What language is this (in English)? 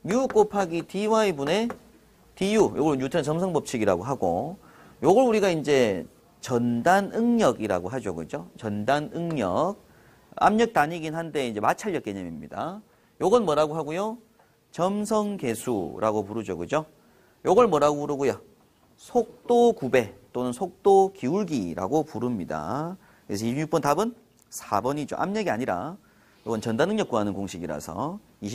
Korean